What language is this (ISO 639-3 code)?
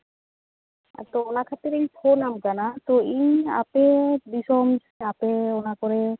sat